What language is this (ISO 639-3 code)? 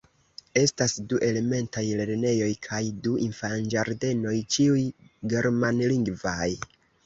epo